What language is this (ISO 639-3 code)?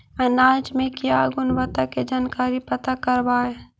mag